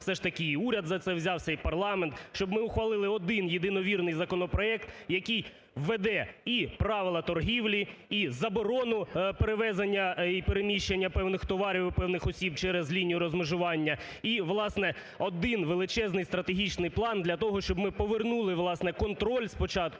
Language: Ukrainian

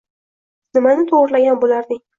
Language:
Uzbek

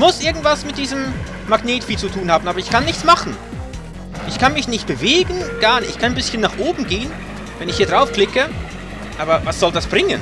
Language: German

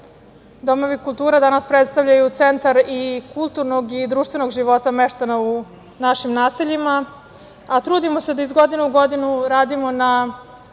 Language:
Serbian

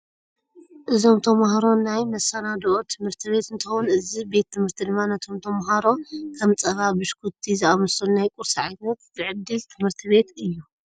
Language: Tigrinya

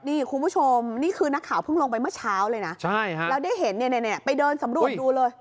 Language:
Thai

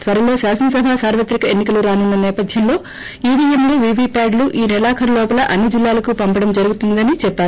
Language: Telugu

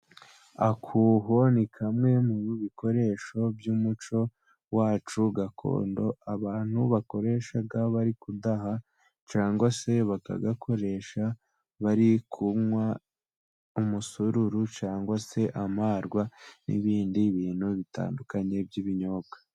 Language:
Kinyarwanda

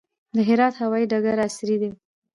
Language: Pashto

